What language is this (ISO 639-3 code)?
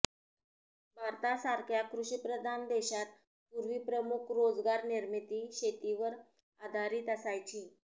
mar